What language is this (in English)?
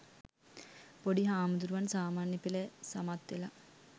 Sinhala